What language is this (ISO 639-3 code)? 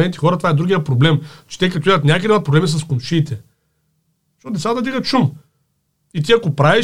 bul